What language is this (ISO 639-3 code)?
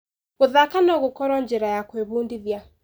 kik